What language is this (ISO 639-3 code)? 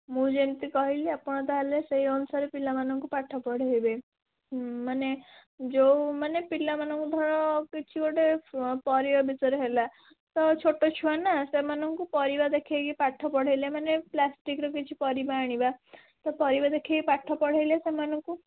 ori